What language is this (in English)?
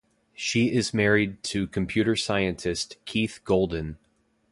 English